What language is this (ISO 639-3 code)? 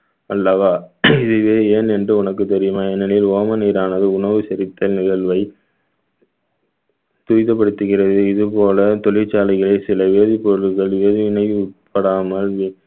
tam